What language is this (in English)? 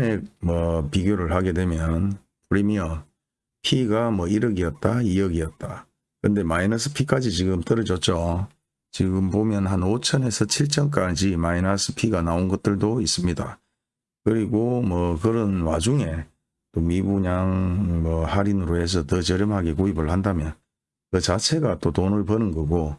Korean